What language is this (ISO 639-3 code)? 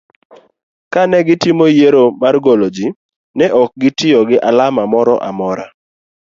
luo